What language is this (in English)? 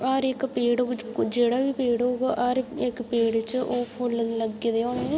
Dogri